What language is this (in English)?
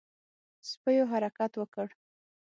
Pashto